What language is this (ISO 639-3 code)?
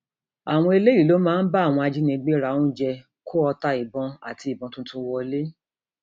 yor